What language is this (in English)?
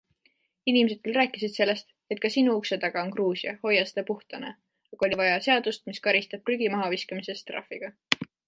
Estonian